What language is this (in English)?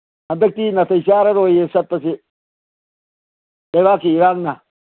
Manipuri